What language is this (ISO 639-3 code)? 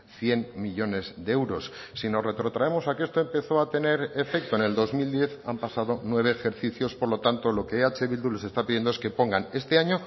spa